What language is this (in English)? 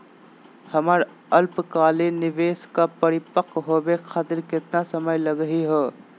Magahi